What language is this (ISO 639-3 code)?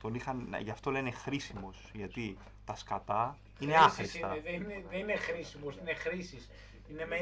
ell